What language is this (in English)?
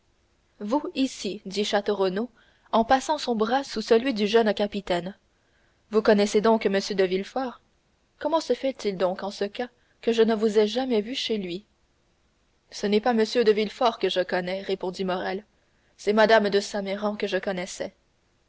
French